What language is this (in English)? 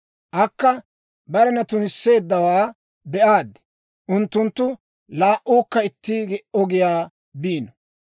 Dawro